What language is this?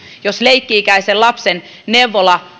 Finnish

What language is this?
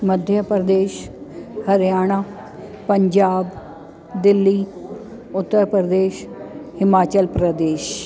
Sindhi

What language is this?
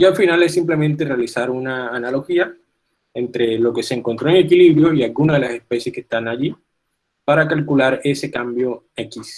Spanish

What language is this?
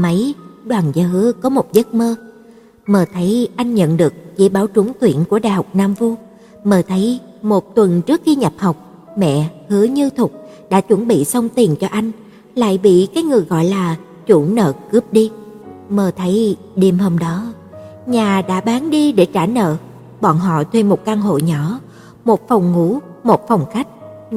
Vietnamese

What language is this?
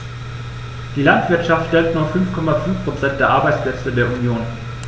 German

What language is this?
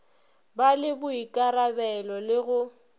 Northern Sotho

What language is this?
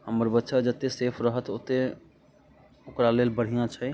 Maithili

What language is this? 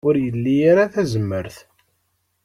Kabyle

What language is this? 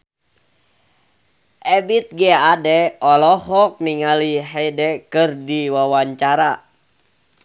Sundanese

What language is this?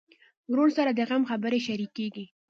Pashto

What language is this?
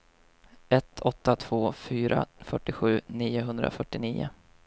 Swedish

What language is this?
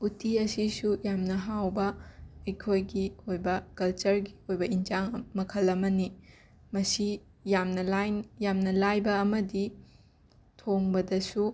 Manipuri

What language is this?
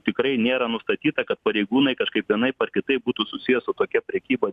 Lithuanian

